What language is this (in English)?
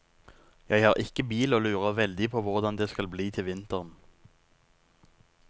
Norwegian